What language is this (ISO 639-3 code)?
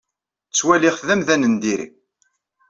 kab